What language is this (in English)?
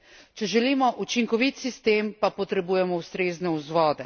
Slovenian